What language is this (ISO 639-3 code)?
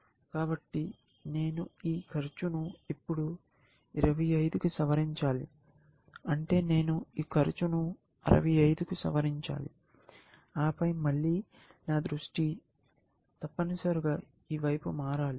tel